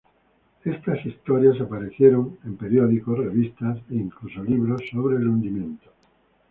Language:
Spanish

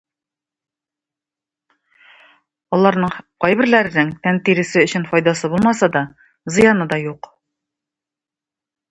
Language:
Tatar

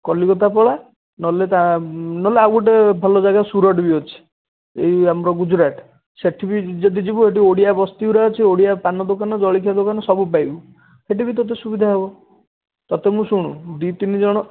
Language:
Odia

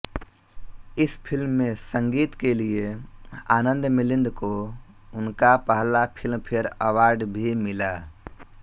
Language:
Hindi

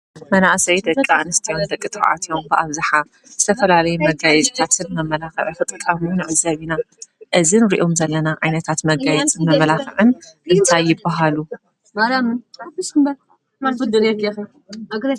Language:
Tigrinya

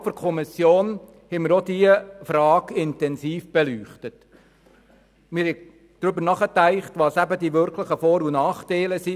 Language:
Swiss German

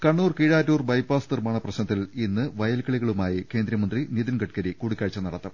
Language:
Malayalam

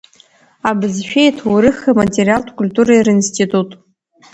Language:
Abkhazian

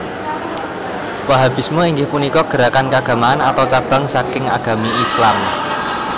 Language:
Javanese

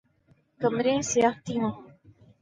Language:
Urdu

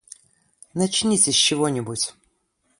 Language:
Russian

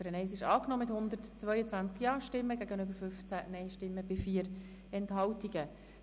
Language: Swiss German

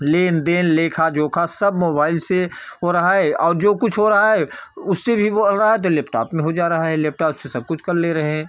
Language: Hindi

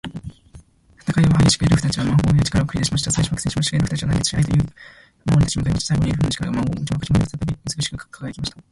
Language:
Japanese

